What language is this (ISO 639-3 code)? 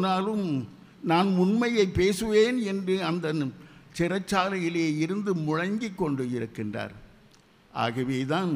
tam